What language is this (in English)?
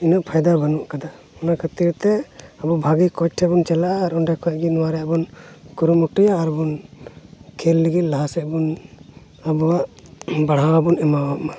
Santali